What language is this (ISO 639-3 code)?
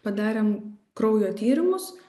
lit